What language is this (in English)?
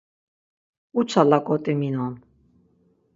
Laz